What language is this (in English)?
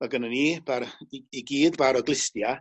Welsh